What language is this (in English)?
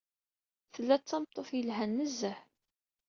Kabyle